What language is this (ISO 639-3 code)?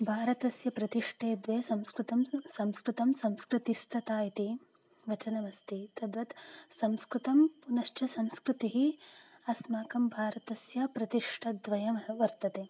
san